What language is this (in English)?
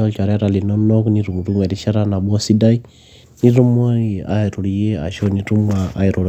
Masai